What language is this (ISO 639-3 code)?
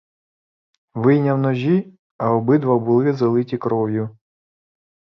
ukr